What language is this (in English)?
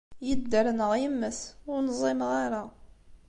Kabyle